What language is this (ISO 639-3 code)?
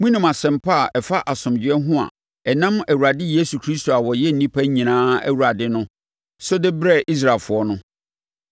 aka